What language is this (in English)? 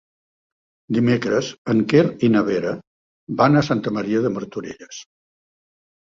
Catalan